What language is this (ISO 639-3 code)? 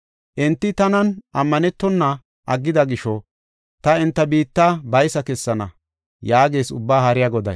gof